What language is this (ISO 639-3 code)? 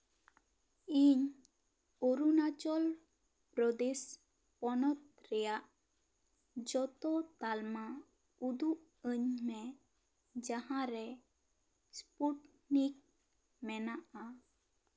sat